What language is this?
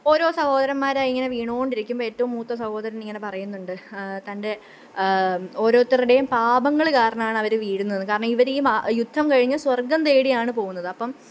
Malayalam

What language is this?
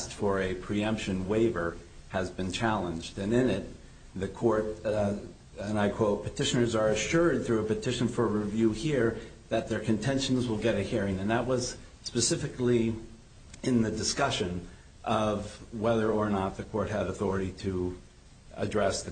English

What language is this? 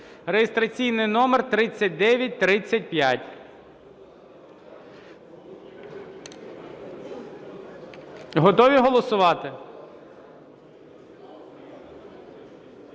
Ukrainian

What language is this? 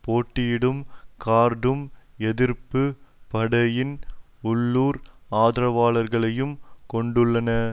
Tamil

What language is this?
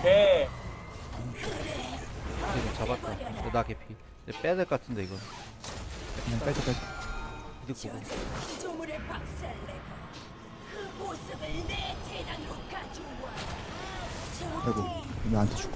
Korean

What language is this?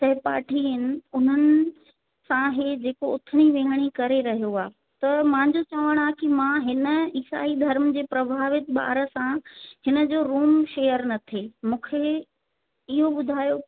Sindhi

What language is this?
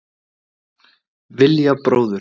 Icelandic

